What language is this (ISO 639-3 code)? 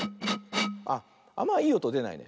jpn